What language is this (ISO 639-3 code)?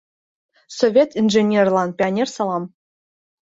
chm